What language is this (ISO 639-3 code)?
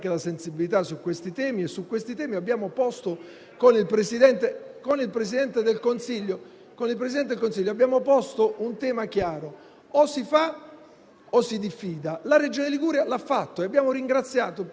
ita